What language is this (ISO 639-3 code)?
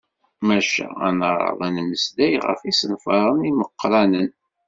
kab